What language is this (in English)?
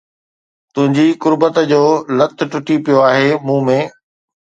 Sindhi